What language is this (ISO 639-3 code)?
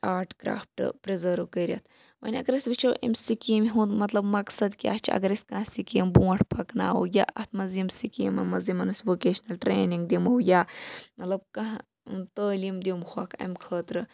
kas